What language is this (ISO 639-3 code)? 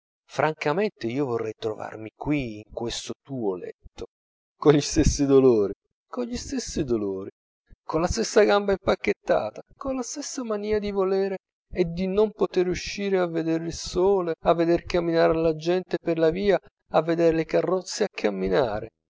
ita